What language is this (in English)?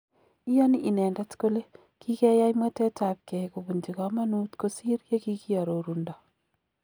Kalenjin